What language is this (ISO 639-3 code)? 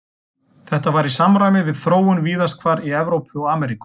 isl